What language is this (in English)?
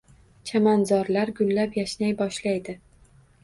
Uzbek